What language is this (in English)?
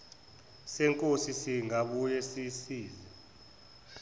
Zulu